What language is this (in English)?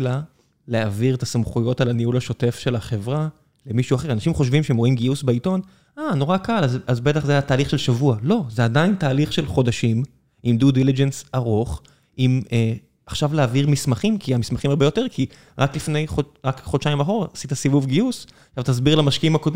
Hebrew